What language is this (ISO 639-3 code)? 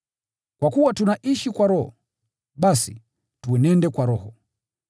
swa